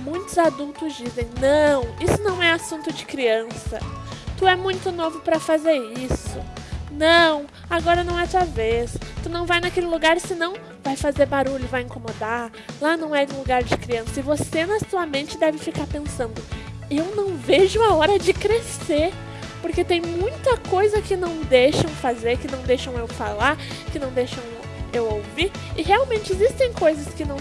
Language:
Portuguese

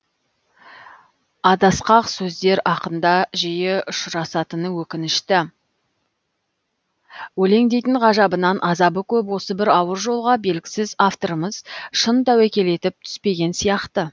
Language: Kazakh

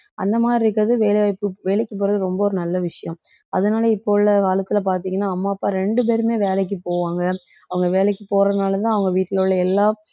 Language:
Tamil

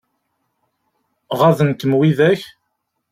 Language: Kabyle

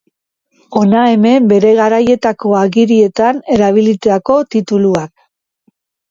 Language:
Basque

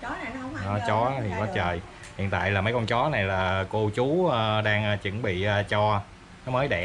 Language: Vietnamese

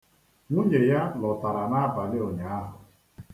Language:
Igbo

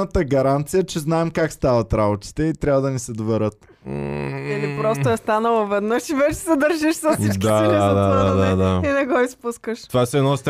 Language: Bulgarian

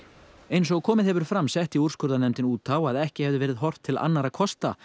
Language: Icelandic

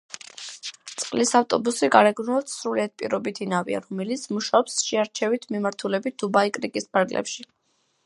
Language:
Georgian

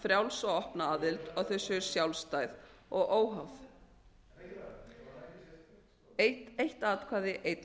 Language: Icelandic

